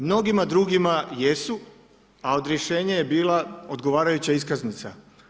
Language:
Croatian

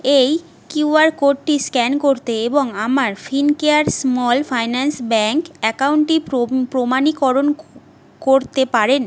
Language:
Bangla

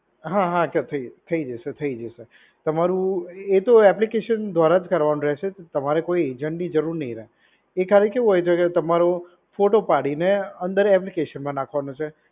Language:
Gujarati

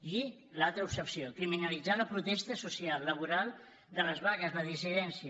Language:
Catalan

